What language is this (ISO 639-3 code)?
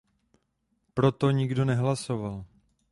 ces